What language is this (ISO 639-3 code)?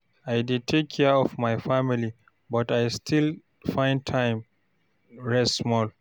pcm